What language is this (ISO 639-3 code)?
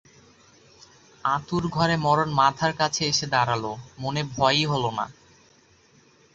ben